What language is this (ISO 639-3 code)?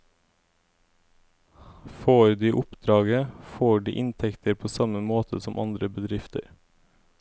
nor